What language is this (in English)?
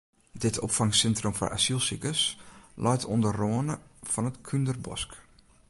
Western Frisian